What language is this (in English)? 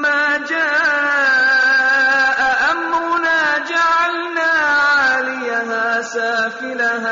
Vietnamese